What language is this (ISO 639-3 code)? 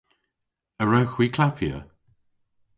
cor